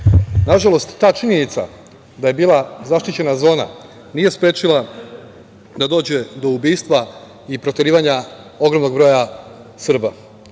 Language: Serbian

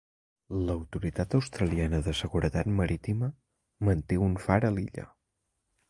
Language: Catalan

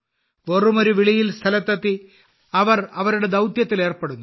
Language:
Malayalam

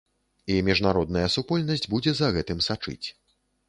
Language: Belarusian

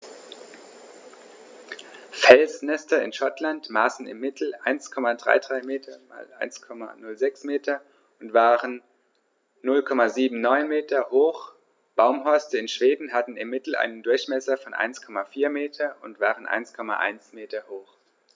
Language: German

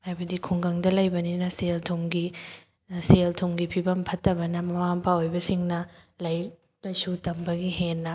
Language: Manipuri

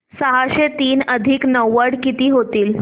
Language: Marathi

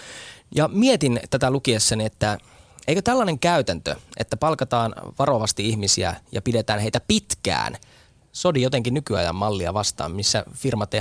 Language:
Finnish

